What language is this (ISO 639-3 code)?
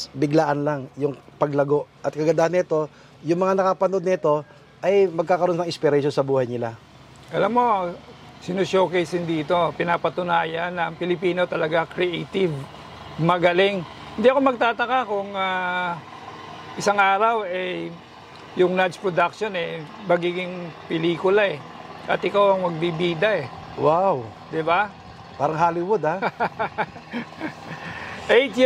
fil